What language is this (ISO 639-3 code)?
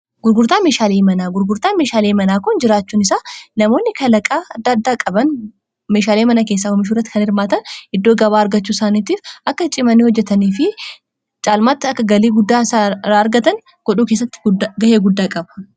orm